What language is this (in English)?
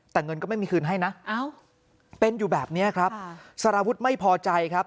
Thai